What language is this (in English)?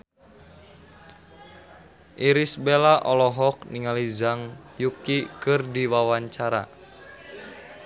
Sundanese